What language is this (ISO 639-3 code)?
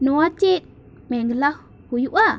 sat